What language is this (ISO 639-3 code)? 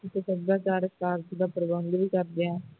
pan